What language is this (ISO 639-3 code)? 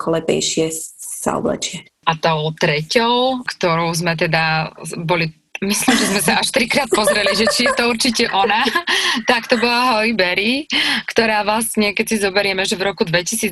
slk